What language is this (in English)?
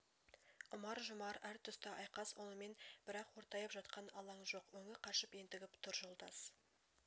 Kazakh